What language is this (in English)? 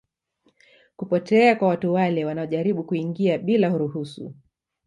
Swahili